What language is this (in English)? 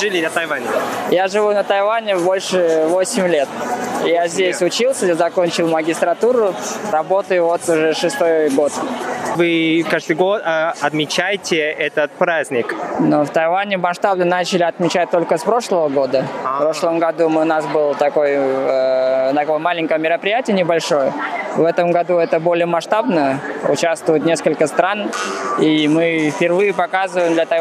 Russian